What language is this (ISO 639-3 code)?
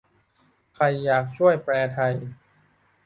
tha